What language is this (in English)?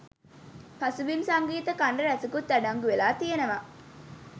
Sinhala